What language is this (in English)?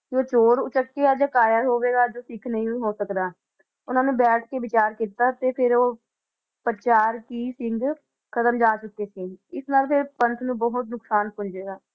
Punjabi